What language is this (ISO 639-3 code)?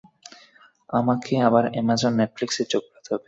ben